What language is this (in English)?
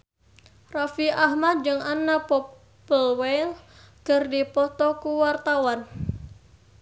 Sundanese